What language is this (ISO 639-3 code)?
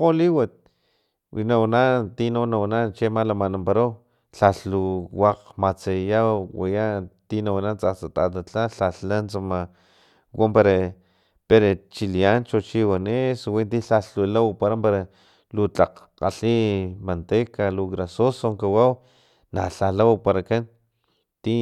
tlp